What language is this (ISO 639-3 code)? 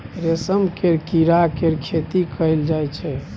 mai